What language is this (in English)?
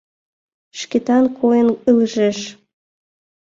Mari